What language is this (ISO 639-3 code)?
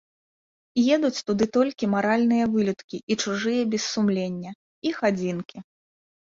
bel